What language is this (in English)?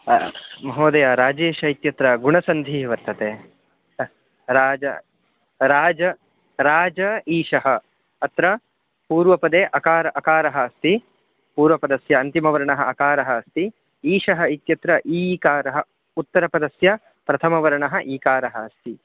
Sanskrit